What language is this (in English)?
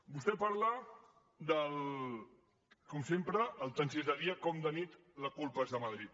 Catalan